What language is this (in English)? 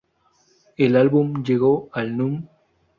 Spanish